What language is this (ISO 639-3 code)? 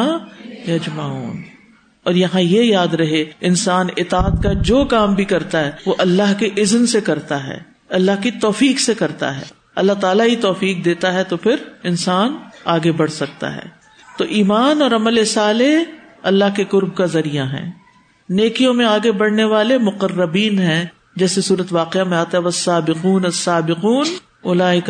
urd